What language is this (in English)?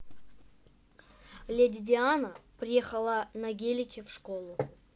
Russian